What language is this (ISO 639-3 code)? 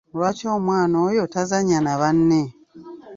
lug